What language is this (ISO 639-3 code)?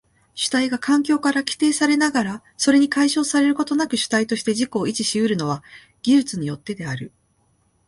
jpn